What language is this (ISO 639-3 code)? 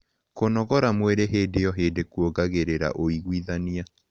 kik